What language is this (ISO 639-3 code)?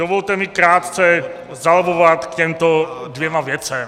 ces